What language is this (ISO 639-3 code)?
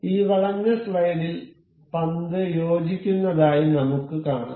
mal